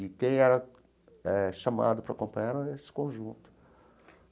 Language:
Portuguese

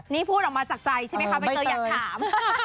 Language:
Thai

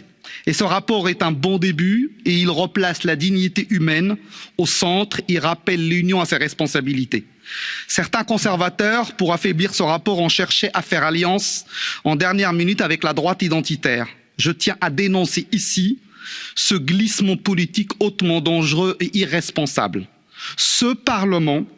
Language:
French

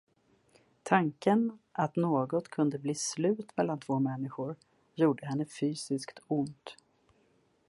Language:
Swedish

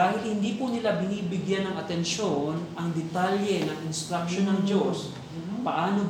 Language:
Filipino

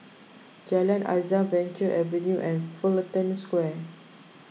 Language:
English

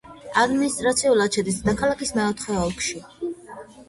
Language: Georgian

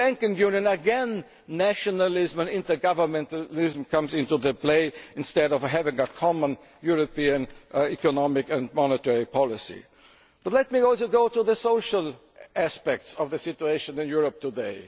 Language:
English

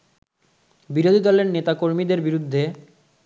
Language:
Bangla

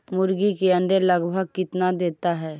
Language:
Magahi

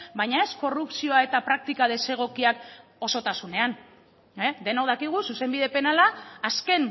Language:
Basque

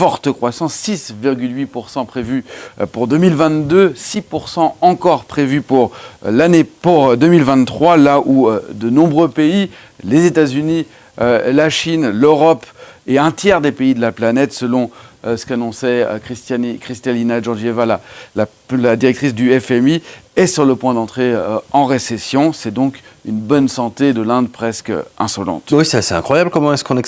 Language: French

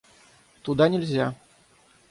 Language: Russian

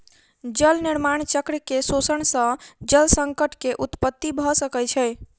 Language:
Maithili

